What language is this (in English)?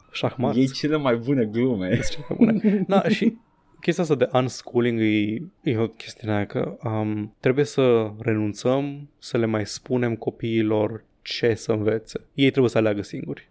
Romanian